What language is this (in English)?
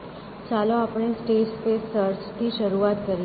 Gujarati